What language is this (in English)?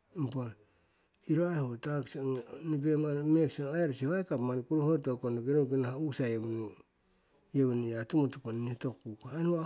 Siwai